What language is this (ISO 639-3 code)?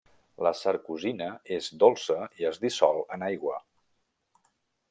cat